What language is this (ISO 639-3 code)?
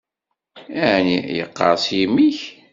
kab